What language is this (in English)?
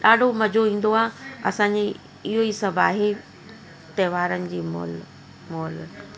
Sindhi